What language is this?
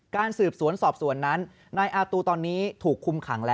Thai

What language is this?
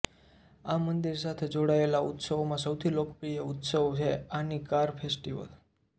Gujarati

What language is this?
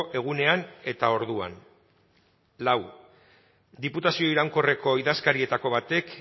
Basque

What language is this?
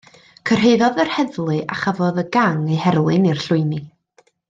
Welsh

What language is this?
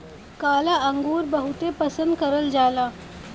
Bhojpuri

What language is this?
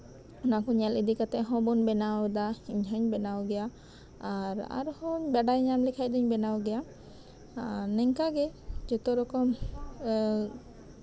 Santali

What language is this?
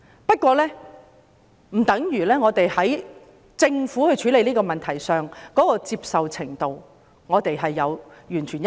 Cantonese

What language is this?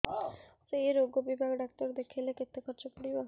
Odia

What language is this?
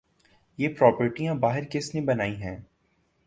Urdu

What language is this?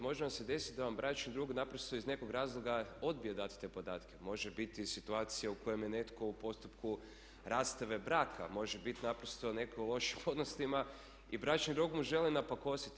Croatian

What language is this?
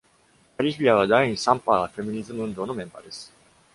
Japanese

